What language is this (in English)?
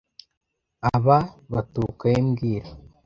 Kinyarwanda